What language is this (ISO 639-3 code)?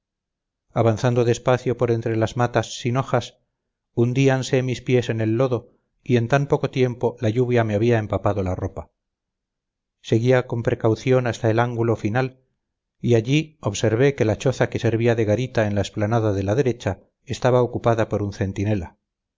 spa